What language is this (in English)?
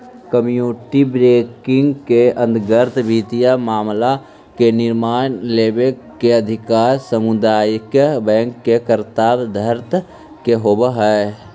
Magahi